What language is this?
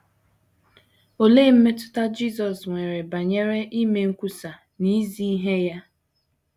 Igbo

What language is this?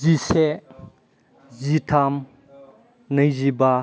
Bodo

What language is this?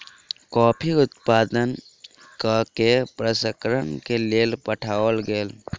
Maithili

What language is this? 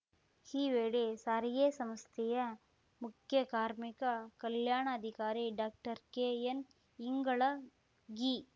Kannada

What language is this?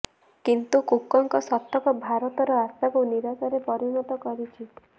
Odia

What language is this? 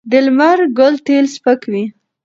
Pashto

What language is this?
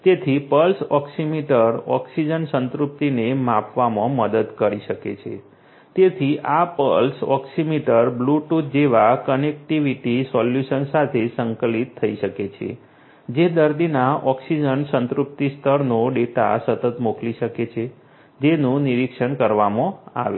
Gujarati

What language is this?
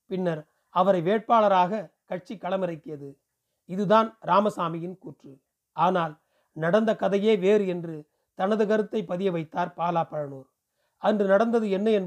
Tamil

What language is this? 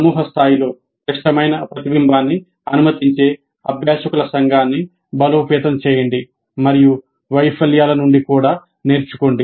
Telugu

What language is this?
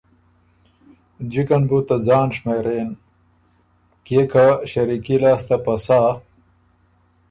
Ormuri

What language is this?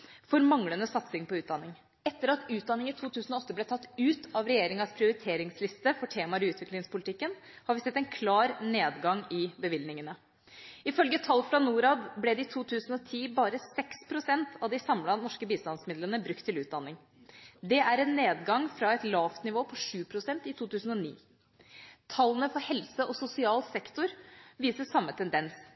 Norwegian Bokmål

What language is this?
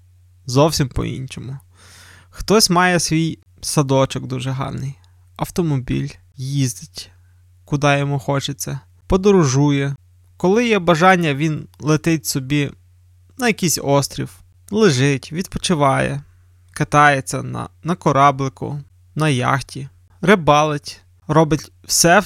Ukrainian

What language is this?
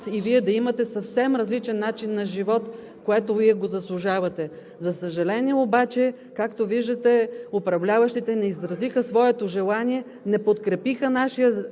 Bulgarian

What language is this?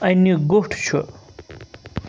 Kashmiri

